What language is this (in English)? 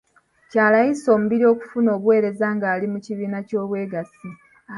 Ganda